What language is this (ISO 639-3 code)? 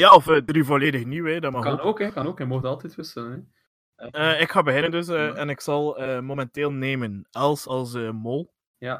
nld